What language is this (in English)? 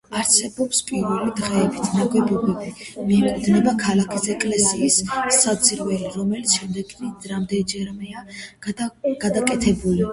Georgian